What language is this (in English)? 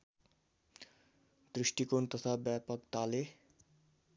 Nepali